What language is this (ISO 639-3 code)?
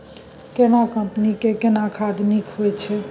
mai